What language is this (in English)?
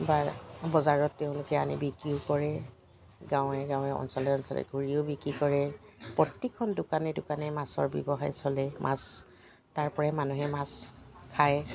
Assamese